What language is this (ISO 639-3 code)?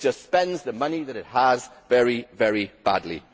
eng